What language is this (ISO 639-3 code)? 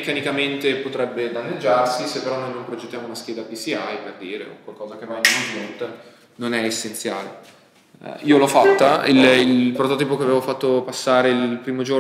ita